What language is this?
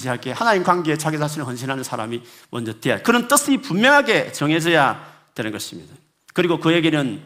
Korean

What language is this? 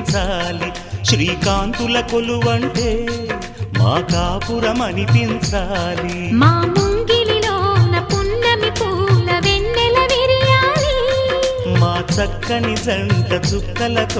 Hindi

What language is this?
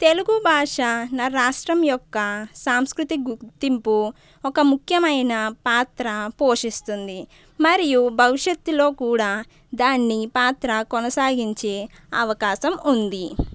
Telugu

